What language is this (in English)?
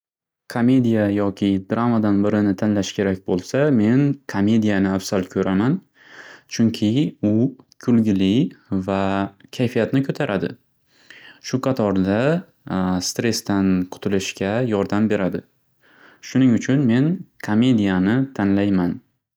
Uzbek